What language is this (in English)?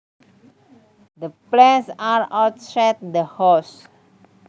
Javanese